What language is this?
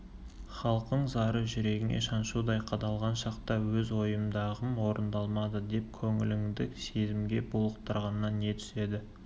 Kazakh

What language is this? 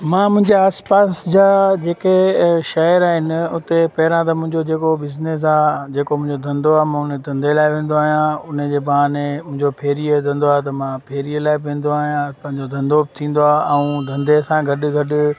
Sindhi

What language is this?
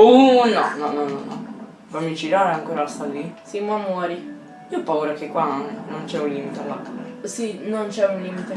Italian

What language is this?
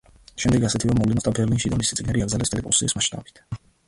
Georgian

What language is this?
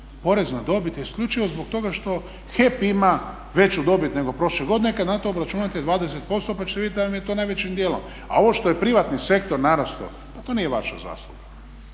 Croatian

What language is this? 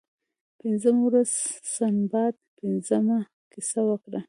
Pashto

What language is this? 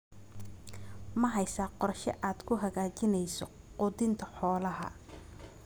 Somali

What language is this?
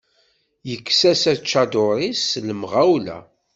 Kabyle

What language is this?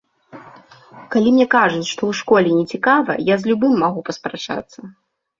Belarusian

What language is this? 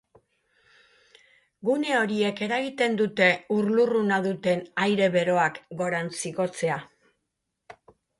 Basque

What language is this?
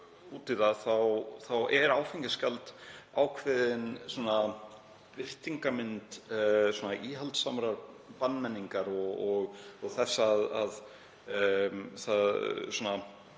Icelandic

